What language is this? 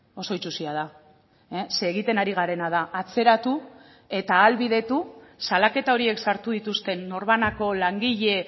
Basque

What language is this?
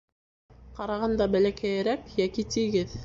Bashkir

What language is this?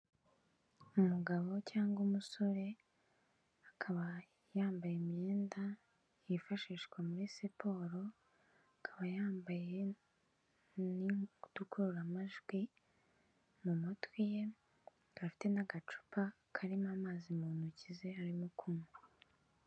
Kinyarwanda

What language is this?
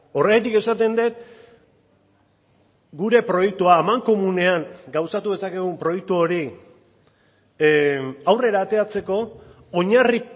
Basque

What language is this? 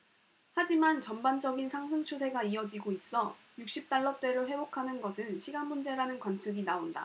Korean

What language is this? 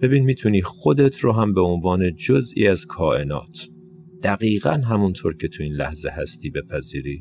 Persian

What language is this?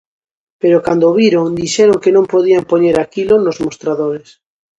Galician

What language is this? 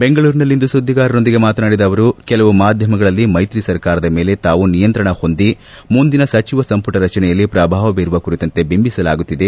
Kannada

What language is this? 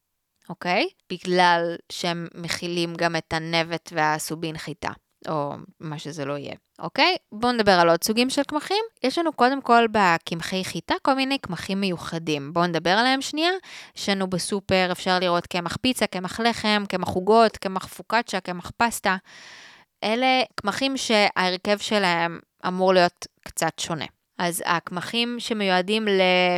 Hebrew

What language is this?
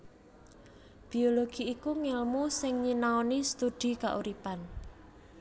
Javanese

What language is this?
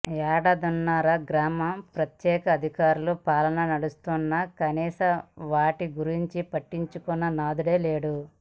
Telugu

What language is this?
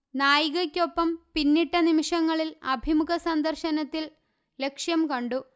Malayalam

